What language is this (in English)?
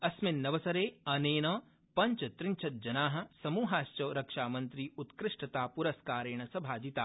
Sanskrit